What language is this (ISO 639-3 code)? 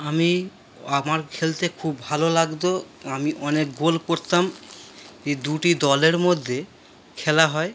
ben